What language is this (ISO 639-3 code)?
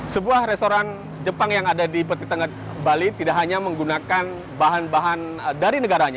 ind